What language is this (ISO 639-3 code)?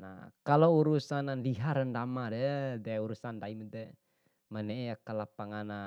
bhp